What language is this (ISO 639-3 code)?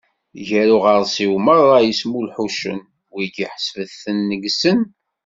kab